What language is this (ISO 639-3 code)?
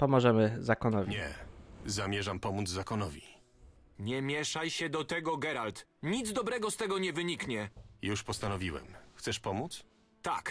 pol